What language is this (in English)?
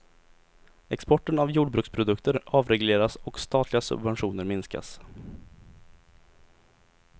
Swedish